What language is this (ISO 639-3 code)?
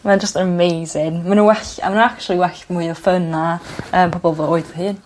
cym